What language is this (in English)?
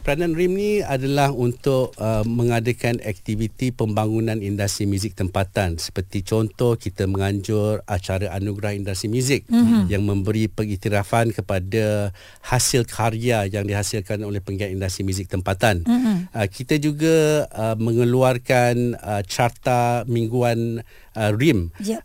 Malay